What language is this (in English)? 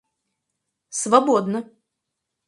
Russian